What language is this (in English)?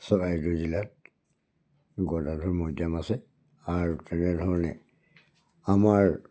Assamese